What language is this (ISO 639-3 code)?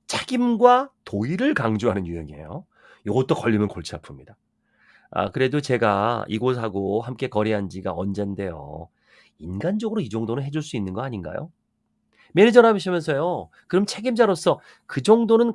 kor